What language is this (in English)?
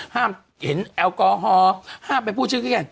Thai